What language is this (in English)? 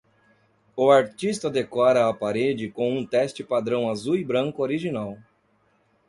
Portuguese